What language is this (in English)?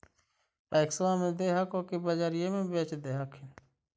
Magahi